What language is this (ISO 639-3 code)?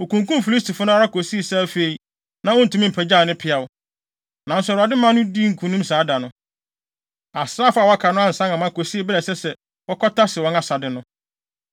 aka